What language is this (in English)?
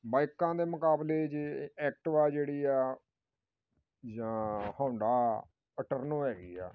Punjabi